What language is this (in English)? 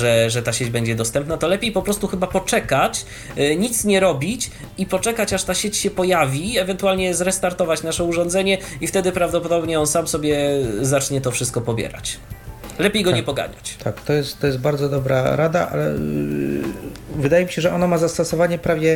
Polish